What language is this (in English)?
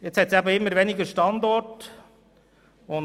Swiss German